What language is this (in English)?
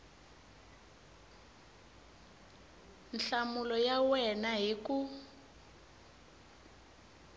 Tsonga